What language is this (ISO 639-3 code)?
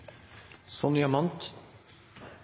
nno